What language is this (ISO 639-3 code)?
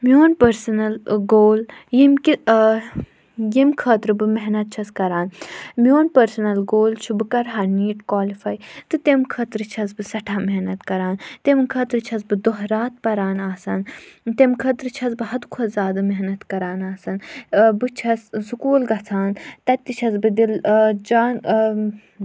kas